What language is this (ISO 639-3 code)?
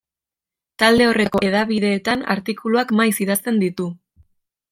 eus